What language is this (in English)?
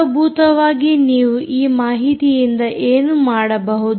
Kannada